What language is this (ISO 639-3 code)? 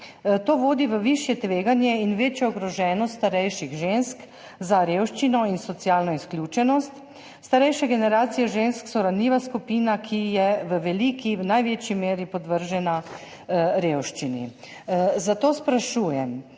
slv